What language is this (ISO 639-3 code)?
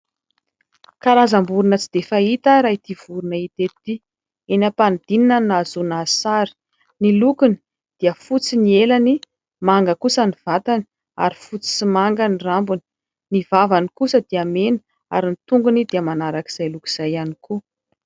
mlg